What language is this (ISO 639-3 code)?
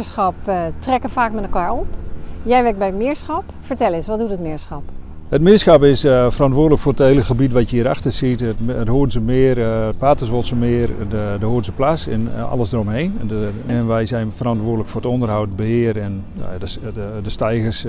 nld